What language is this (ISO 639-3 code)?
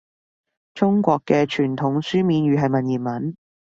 yue